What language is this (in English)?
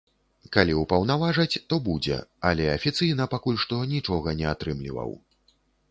Belarusian